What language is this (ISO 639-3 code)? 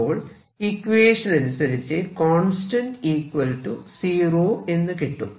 mal